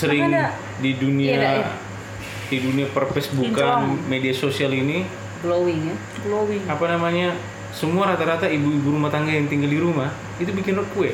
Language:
Indonesian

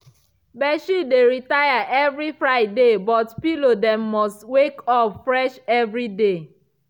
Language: Nigerian Pidgin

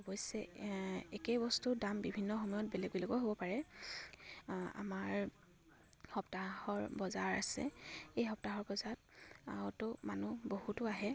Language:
Assamese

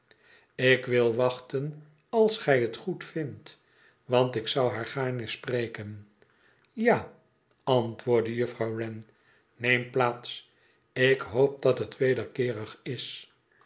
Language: Dutch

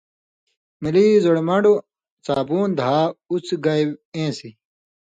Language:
Indus Kohistani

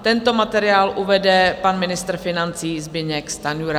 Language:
Czech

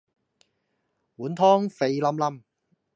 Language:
Cantonese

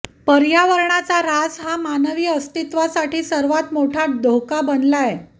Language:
Marathi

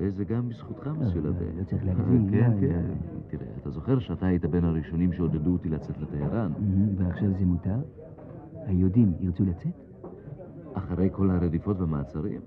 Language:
Hebrew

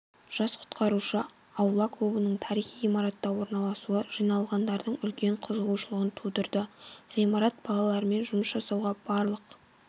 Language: Kazakh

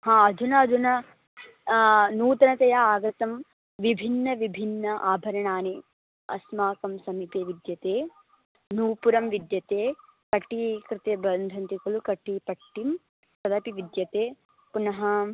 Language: Sanskrit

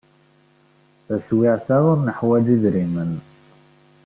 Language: Kabyle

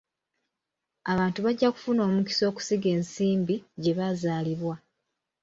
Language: Ganda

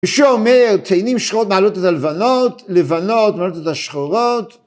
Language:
Hebrew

